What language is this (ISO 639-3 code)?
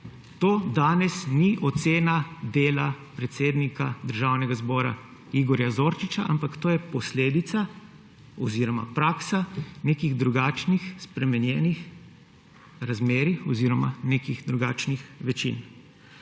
slv